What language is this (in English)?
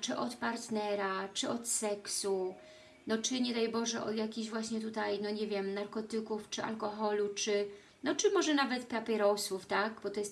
Polish